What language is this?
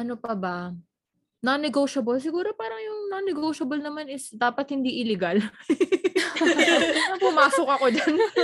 Filipino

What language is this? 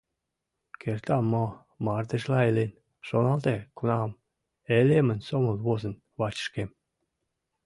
Mari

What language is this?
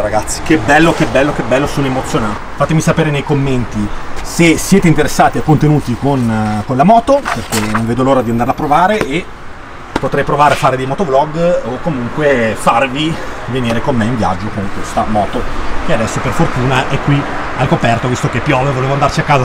Italian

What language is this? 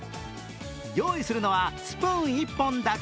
Japanese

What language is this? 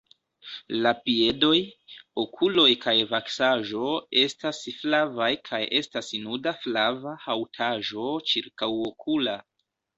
Esperanto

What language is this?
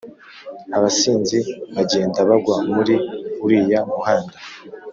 Kinyarwanda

